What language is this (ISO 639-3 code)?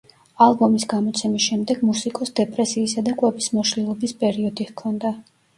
kat